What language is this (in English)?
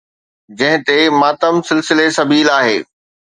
Sindhi